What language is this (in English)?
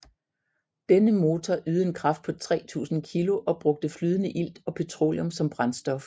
Danish